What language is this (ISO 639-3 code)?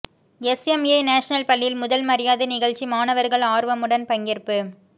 tam